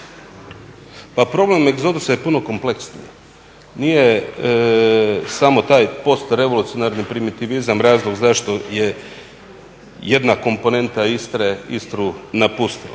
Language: Croatian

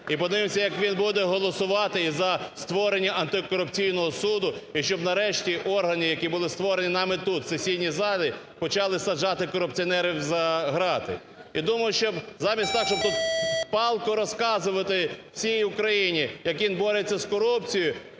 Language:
Ukrainian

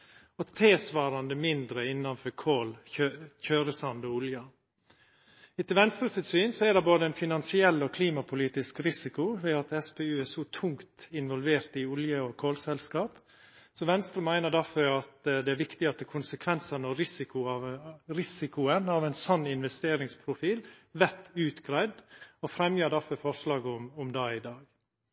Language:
Norwegian Nynorsk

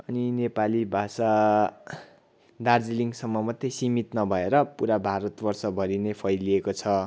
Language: Nepali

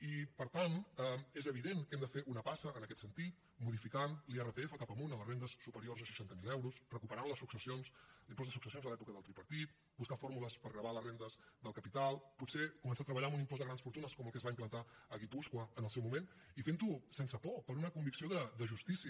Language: Catalan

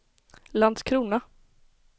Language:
Swedish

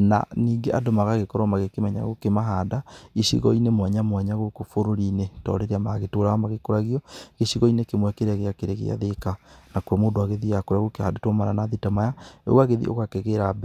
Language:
Kikuyu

